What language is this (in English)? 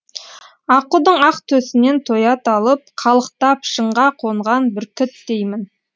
Kazakh